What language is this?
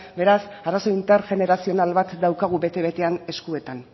Basque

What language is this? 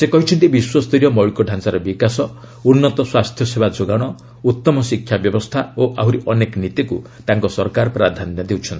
Odia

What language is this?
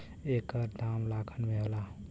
Bhojpuri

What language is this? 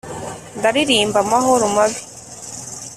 Kinyarwanda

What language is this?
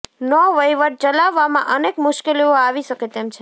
Gujarati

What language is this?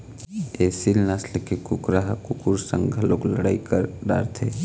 Chhattisgarhi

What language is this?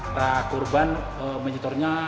Indonesian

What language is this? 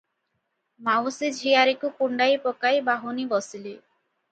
Odia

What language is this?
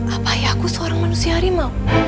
Indonesian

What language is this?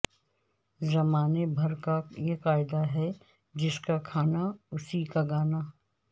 Urdu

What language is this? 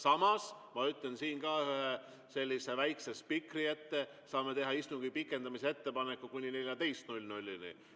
Estonian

